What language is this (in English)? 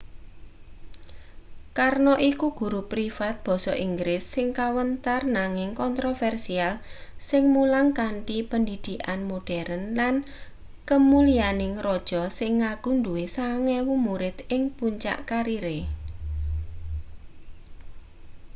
Javanese